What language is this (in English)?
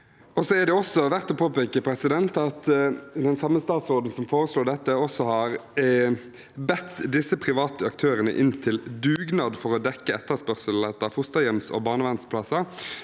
Norwegian